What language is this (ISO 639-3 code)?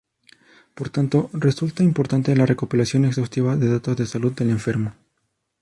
spa